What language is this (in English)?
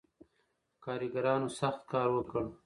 Pashto